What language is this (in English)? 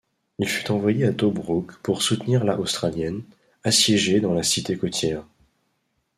French